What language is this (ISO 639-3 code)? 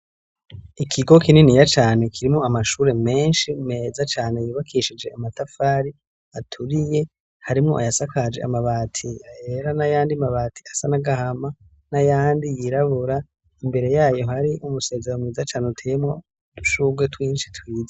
run